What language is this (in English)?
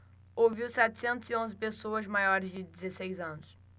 Portuguese